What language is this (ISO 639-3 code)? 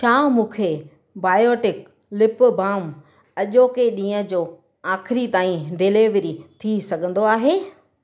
snd